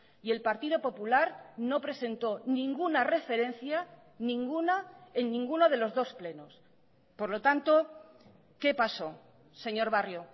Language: Spanish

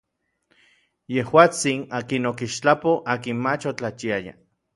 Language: Orizaba Nahuatl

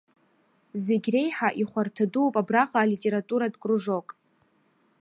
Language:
Abkhazian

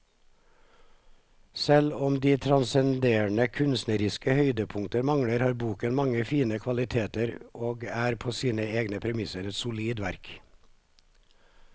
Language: Norwegian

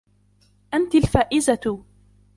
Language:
Arabic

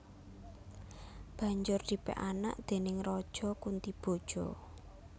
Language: Javanese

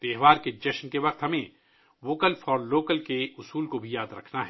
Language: Urdu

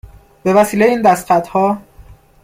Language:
Persian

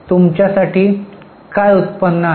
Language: Marathi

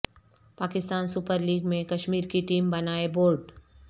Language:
Urdu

